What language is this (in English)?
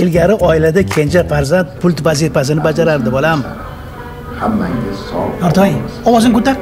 Turkish